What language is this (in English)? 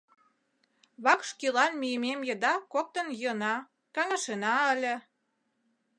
Mari